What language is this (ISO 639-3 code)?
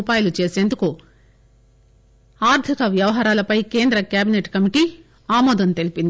tel